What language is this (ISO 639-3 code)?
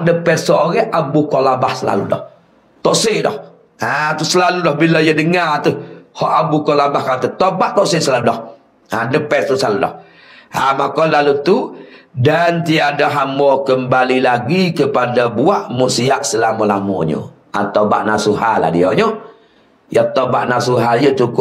msa